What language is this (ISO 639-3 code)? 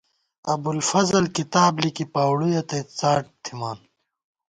gwt